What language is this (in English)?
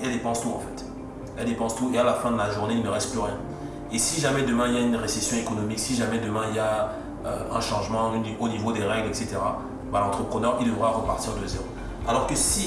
French